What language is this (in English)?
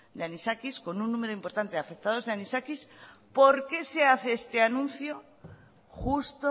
Spanish